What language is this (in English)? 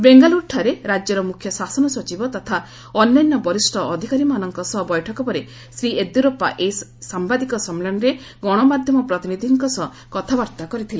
Odia